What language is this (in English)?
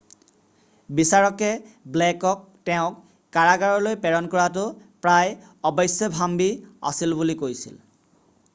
Assamese